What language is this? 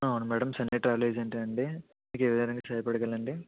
Telugu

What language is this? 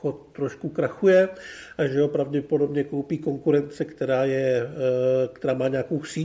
Czech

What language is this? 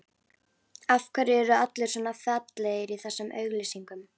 Icelandic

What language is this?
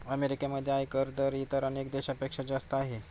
Marathi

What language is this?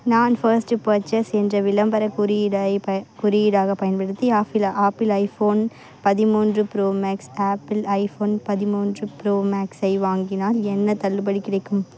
Tamil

